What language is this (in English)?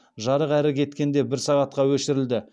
Kazakh